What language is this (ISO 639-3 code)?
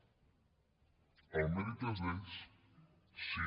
cat